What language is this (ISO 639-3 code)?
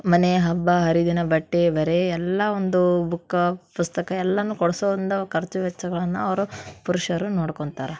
kan